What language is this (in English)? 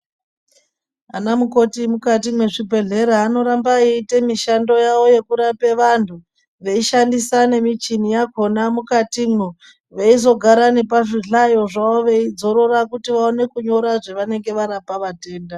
Ndau